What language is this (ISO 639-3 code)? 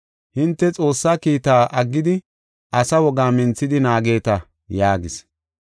gof